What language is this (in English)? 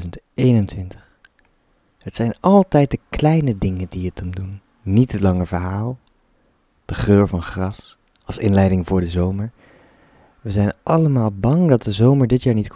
Dutch